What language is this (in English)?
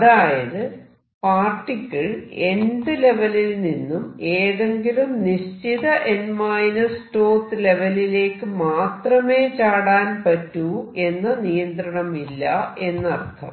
Malayalam